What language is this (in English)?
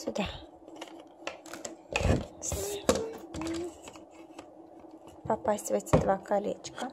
Russian